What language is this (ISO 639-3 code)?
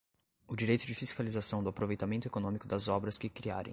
por